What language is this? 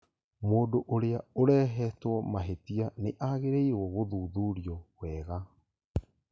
Kikuyu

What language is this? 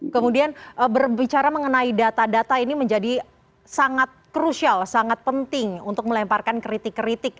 Indonesian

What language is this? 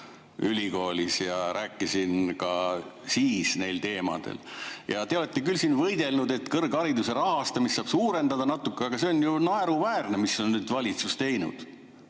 Estonian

